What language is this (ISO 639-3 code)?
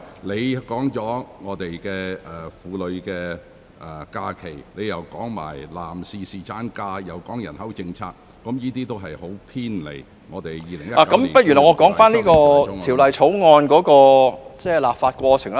yue